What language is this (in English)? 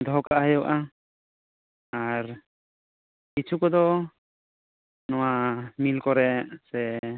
Santali